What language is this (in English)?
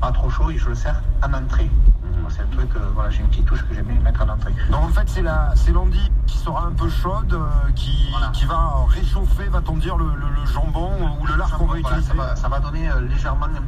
French